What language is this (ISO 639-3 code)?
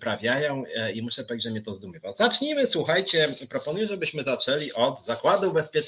pol